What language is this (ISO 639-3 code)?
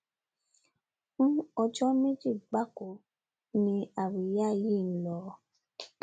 yor